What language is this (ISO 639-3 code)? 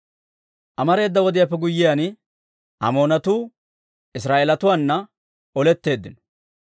dwr